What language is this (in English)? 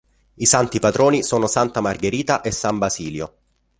Italian